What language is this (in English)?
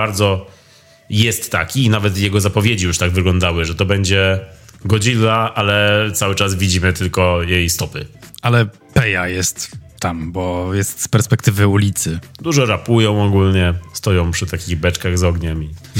Polish